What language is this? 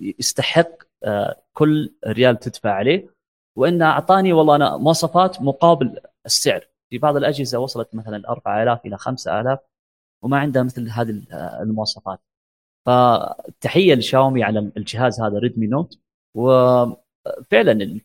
Arabic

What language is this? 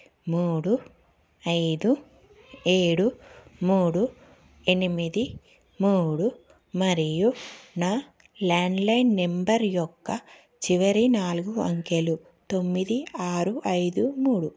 Telugu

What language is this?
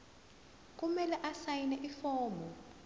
Zulu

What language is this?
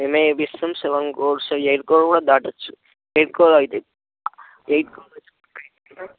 Telugu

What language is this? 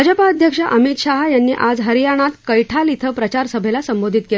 Marathi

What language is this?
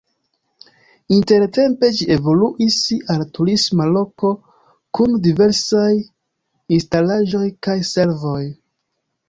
Esperanto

